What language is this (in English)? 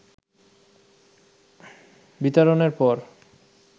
Bangla